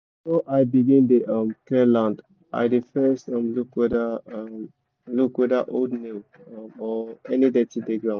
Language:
Nigerian Pidgin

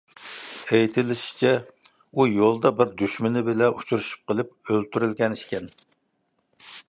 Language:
Uyghur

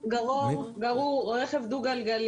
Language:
Hebrew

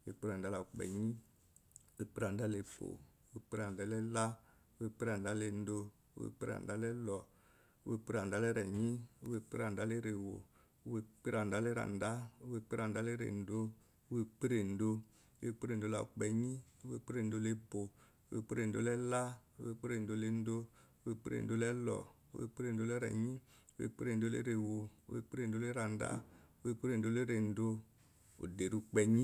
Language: Eloyi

